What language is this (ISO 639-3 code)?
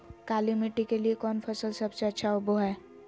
mag